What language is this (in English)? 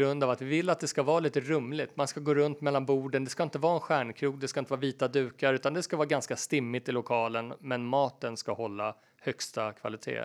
Swedish